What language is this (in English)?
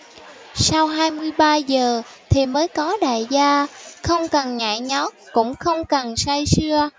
Vietnamese